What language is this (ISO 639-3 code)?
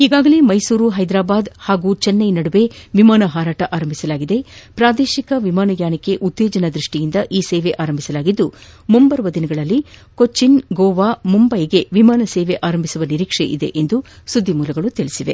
kan